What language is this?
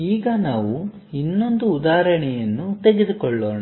Kannada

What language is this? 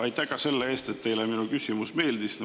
Estonian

